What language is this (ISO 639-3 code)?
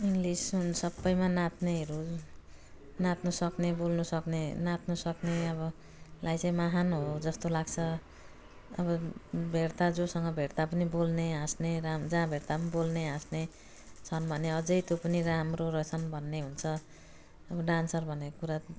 nep